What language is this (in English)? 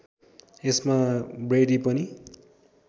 Nepali